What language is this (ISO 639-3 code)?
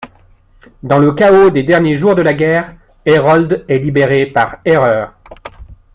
fra